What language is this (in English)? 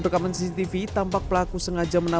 Indonesian